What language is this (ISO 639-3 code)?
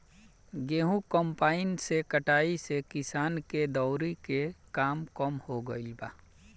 bho